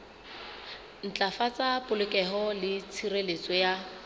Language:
Southern Sotho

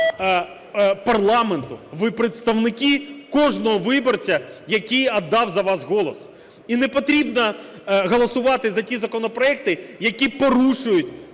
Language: Ukrainian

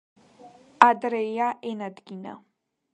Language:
Georgian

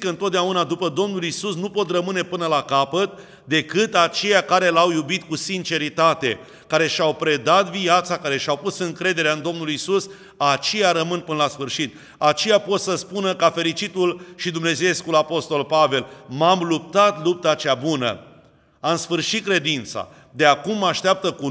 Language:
Romanian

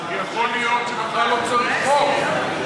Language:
Hebrew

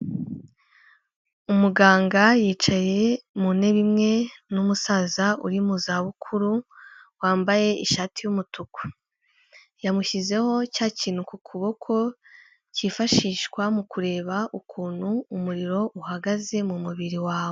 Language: Kinyarwanda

